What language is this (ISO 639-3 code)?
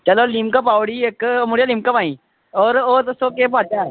doi